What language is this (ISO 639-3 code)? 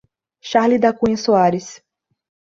por